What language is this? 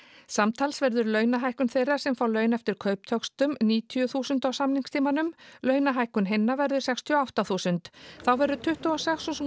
Icelandic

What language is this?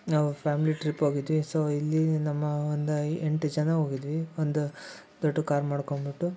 Kannada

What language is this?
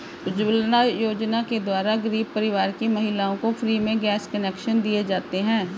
Hindi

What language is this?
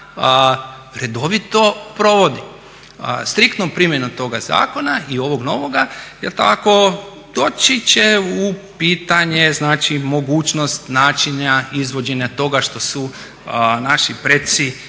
Croatian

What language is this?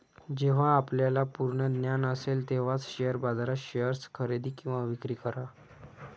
Marathi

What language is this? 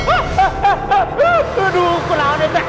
Indonesian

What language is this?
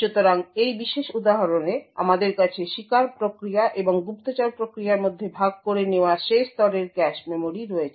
Bangla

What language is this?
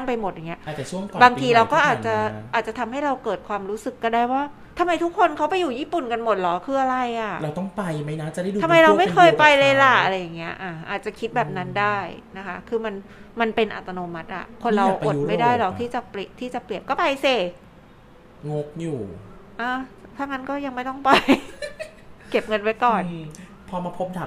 Thai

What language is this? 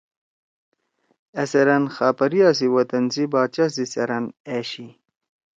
Torwali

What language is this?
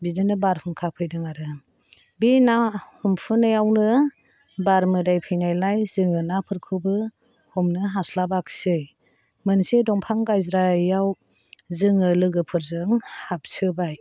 Bodo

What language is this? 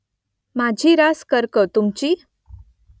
Marathi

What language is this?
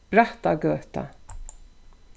Faroese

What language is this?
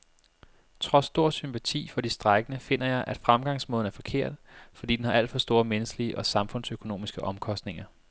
Danish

